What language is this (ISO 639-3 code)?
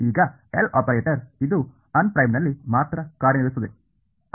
kan